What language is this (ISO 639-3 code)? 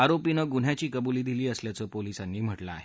mar